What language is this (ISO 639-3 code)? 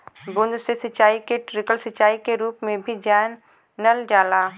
bho